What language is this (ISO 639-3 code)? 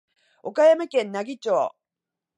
jpn